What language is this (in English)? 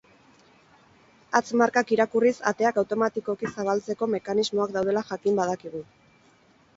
Basque